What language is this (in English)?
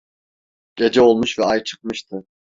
Turkish